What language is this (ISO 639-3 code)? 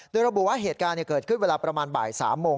tha